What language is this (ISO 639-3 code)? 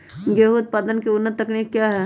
mag